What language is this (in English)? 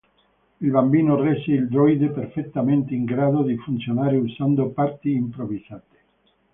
Italian